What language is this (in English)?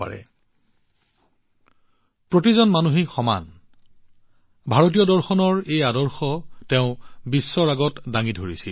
Assamese